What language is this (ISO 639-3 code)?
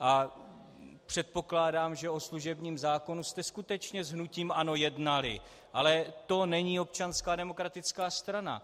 ces